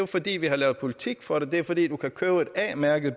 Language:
Danish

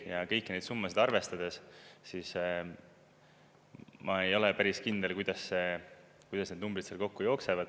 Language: Estonian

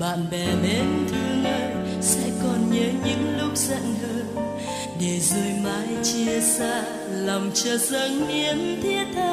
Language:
Vietnamese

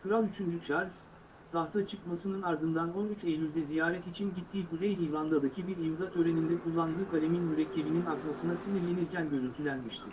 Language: Turkish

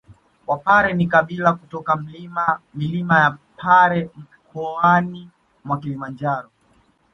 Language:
Swahili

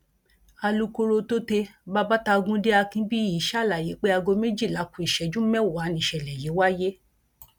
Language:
Yoruba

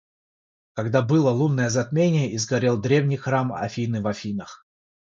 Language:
Russian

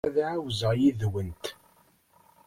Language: Kabyle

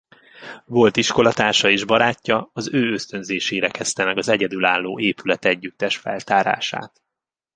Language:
Hungarian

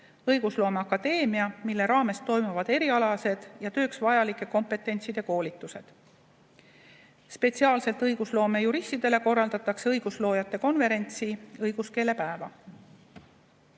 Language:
Estonian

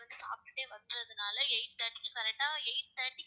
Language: Tamil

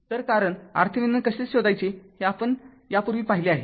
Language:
Marathi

